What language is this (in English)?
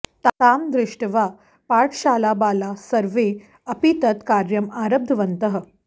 Sanskrit